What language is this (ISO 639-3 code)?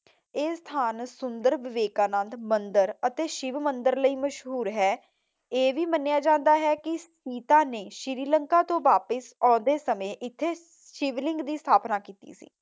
pan